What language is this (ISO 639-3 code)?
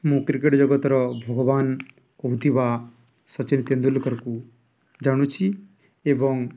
ori